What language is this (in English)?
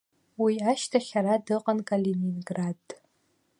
Abkhazian